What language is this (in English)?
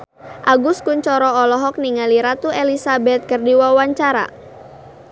Sundanese